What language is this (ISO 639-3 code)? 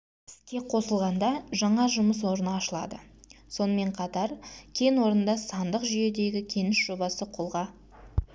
kaz